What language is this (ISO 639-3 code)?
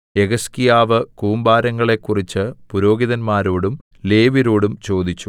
mal